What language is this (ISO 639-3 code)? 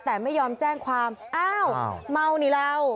tha